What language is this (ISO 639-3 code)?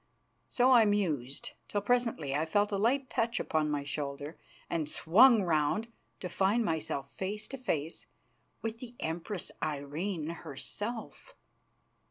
eng